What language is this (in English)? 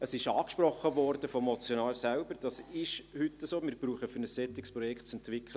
Swiss German